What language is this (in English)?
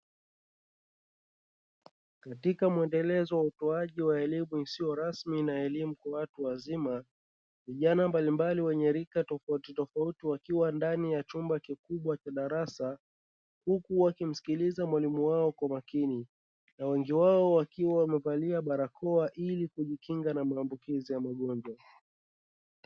Swahili